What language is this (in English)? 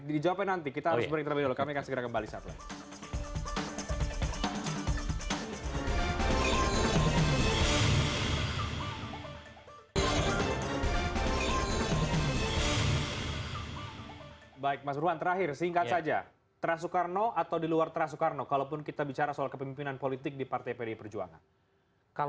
Indonesian